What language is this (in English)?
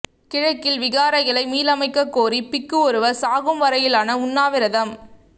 Tamil